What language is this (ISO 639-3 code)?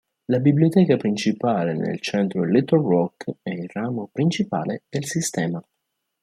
ita